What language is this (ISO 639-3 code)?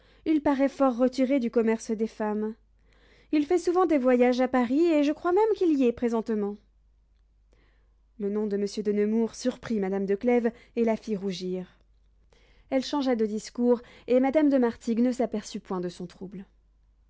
fra